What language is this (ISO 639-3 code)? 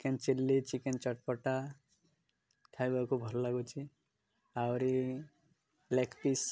ori